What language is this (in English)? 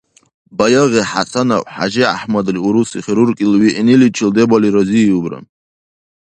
Dargwa